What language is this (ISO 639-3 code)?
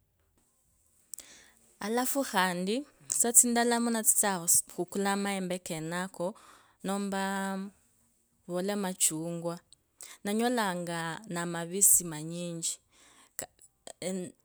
lkb